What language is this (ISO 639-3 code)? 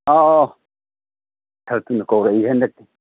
mni